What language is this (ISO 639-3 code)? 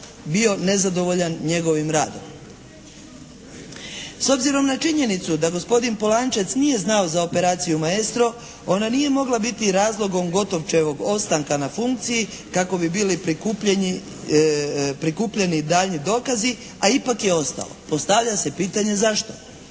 hrv